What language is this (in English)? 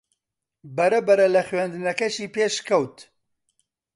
Central Kurdish